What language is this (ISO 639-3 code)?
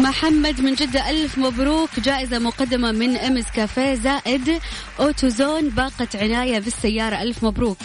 ara